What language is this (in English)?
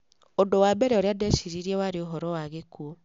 Kikuyu